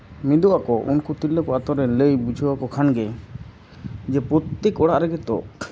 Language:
Santali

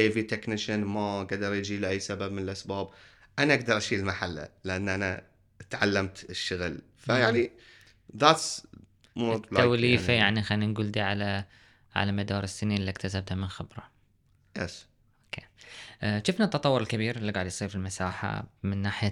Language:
Arabic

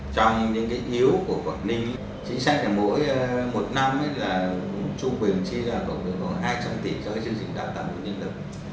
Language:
Vietnamese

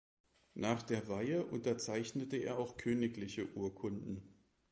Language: German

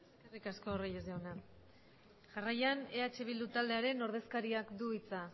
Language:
Basque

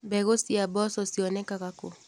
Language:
Kikuyu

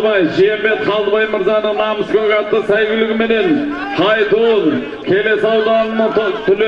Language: Turkish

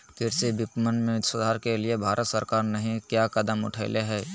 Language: Magahi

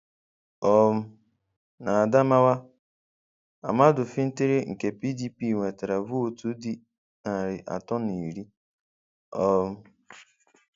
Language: Igbo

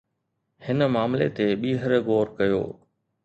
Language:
Sindhi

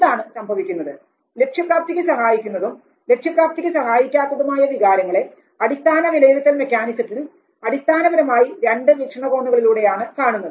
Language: Malayalam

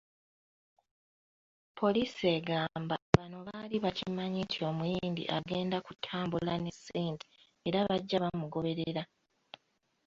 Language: Ganda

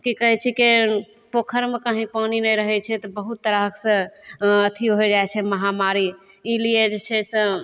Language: Maithili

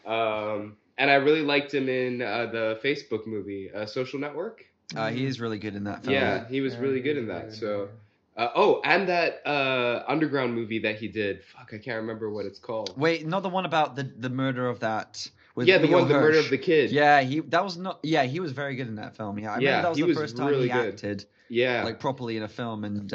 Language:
English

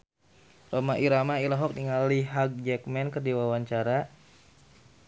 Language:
Sundanese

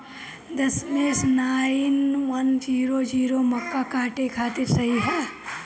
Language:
Bhojpuri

